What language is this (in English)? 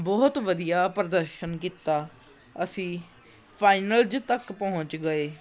Punjabi